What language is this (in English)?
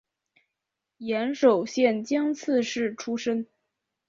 Chinese